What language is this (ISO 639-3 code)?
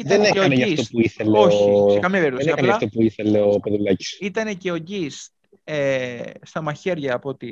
ell